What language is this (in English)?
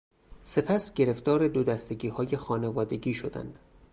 Persian